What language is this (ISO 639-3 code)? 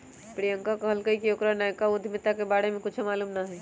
mag